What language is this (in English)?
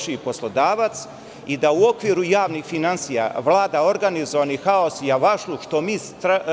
Serbian